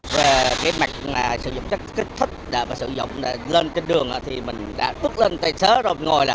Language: Vietnamese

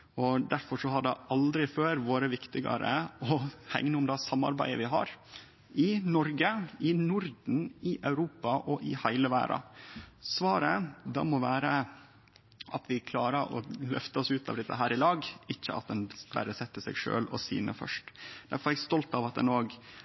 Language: Norwegian Nynorsk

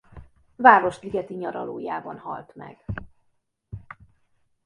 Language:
Hungarian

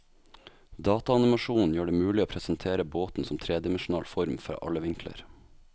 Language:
Norwegian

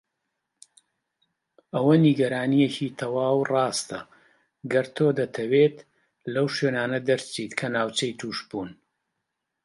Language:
Central Kurdish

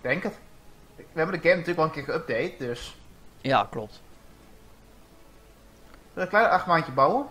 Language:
Dutch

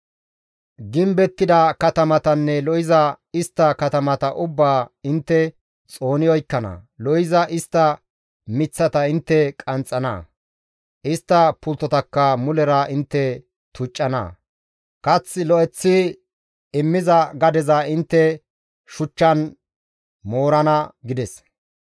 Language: Gamo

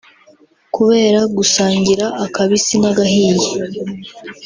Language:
Kinyarwanda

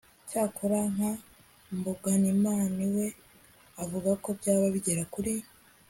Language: Kinyarwanda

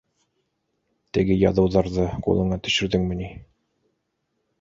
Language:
Bashkir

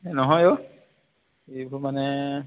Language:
Assamese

